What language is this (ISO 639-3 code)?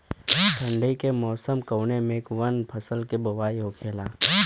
bho